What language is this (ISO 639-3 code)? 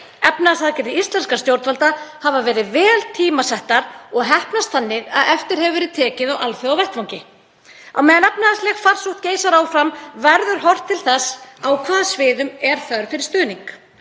isl